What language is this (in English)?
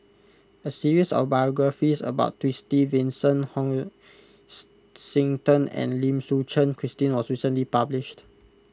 English